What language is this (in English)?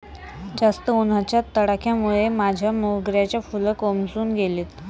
Marathi